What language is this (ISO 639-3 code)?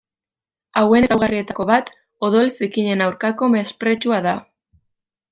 eus